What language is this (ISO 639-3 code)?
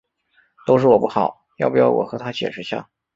zho